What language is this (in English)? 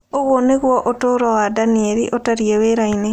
Kikuyu